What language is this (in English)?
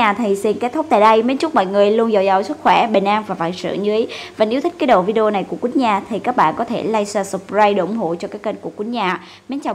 Vietnamese